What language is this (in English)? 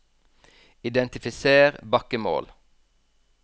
Norwegian